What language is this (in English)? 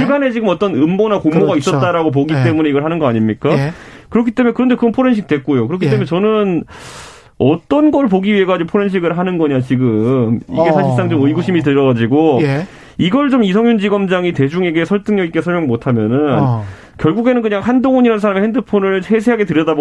Korean